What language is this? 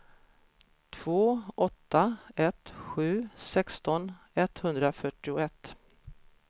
Swedish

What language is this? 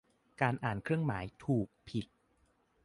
Thai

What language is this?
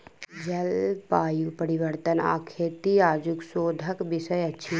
Maithili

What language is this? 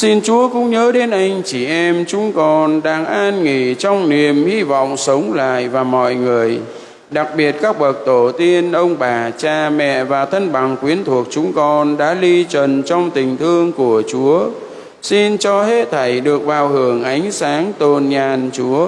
Vietnamese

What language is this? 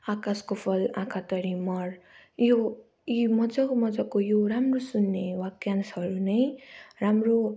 Nepali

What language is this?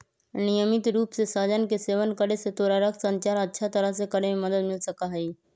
Magahi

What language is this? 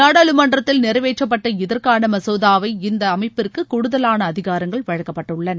Tamil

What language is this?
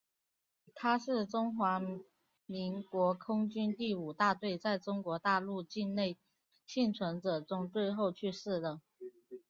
Chinese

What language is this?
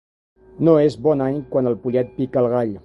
Catalan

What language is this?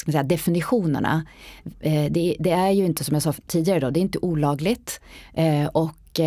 Swedish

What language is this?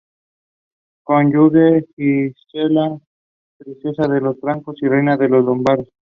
Spanish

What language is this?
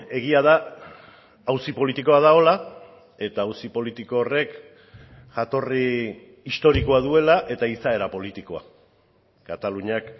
Basque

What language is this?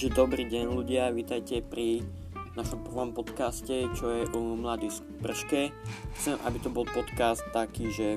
Slovak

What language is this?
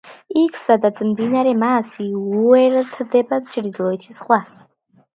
Georgian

